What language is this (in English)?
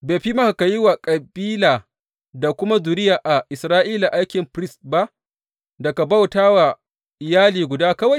Hausa